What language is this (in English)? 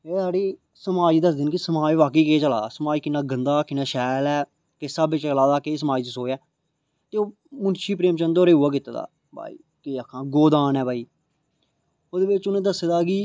Dogri